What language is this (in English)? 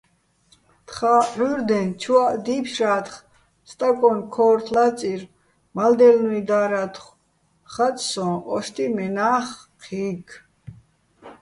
Bats